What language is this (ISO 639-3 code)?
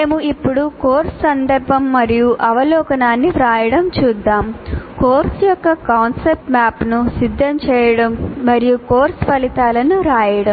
tel